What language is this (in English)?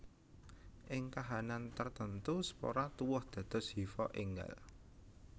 Javanese